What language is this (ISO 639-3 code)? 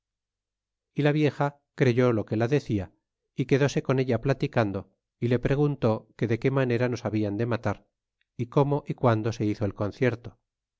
spa